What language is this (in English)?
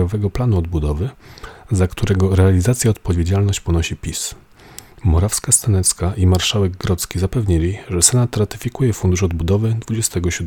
Polish